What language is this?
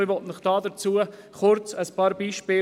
Swiss German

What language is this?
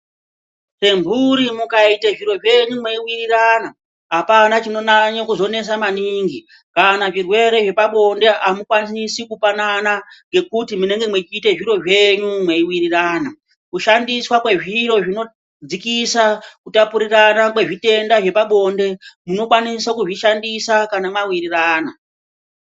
Ndau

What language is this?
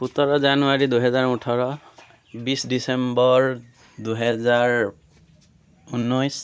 Assamese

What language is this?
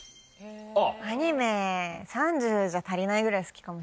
Japanese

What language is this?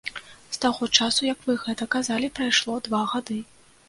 Belarusian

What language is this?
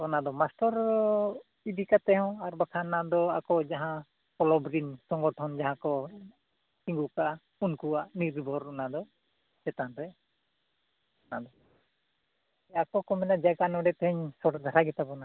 Santali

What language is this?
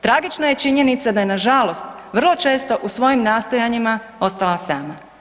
Croatian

